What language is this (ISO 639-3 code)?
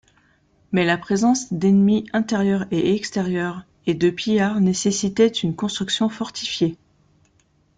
fra